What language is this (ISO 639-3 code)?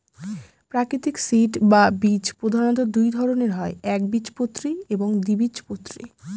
ben